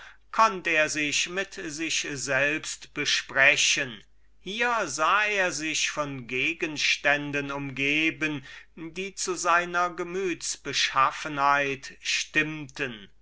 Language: German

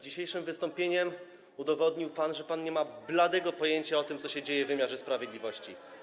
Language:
Polish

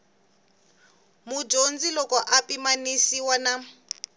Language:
Tsonga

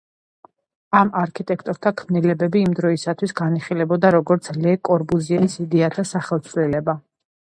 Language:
Georgian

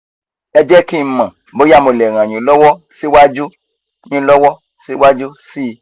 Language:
Yoruba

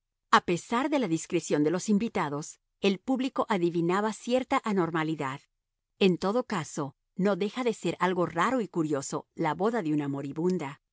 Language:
Spanish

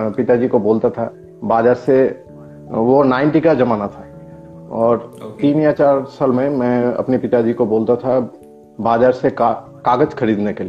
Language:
Hindi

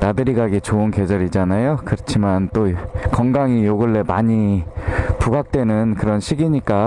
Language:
Korean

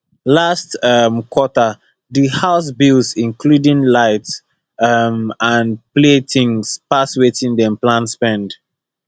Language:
Nigerian Pidgin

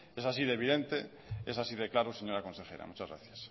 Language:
Spanish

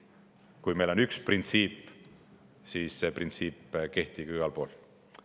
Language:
Estonian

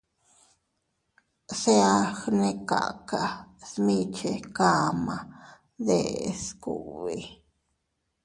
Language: Teutila Cuicatec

